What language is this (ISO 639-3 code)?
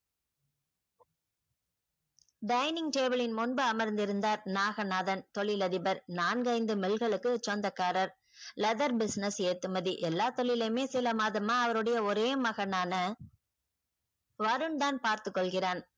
tam